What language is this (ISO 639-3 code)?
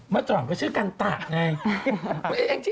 tha